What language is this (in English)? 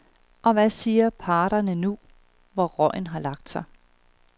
Danish